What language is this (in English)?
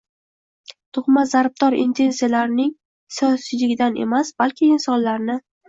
Uzbek